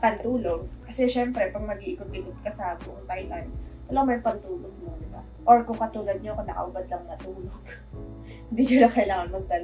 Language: Filipino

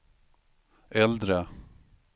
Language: Swedish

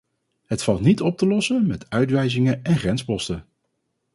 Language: Dutch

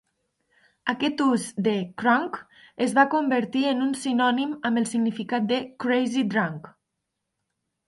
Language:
Catalan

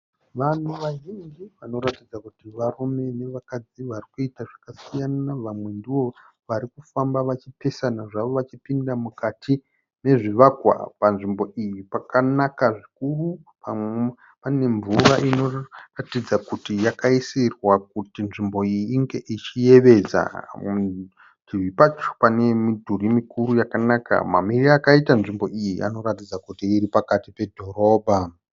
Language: Shona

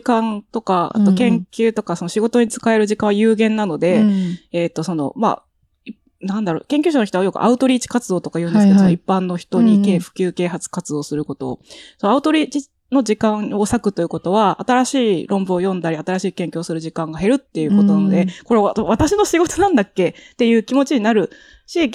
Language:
Japanese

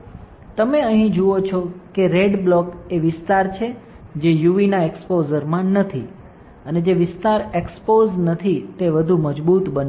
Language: Gujarati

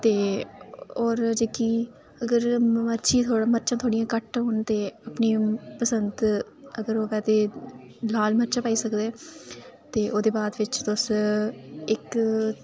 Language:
Dogri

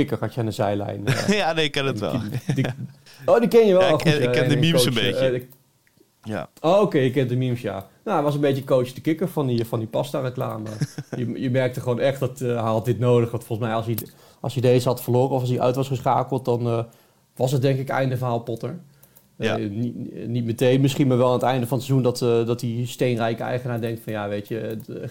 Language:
Dutch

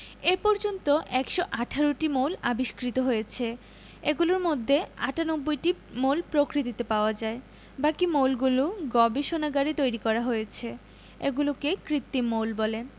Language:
Bangla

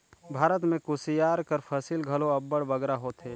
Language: Chhattisgarhi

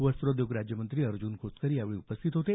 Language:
Marathi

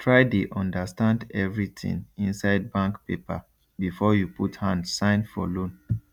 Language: Nigerian Pidgin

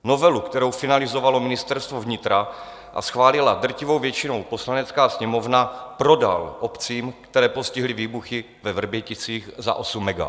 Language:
Czech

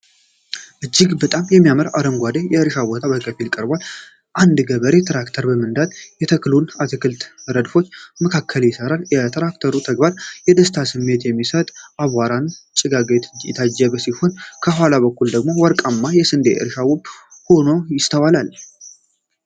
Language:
Amharic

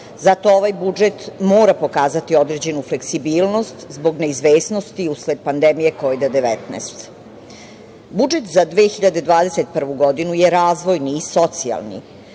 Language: Serbian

